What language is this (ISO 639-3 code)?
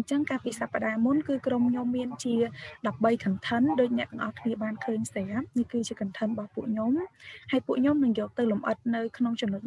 vie